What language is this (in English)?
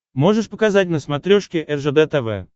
Russian